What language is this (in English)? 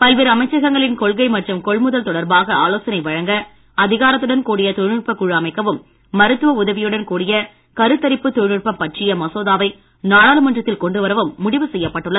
Tamil